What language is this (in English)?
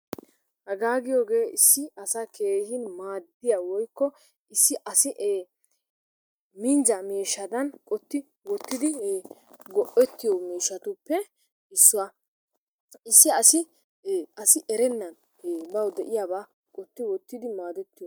Wolaytta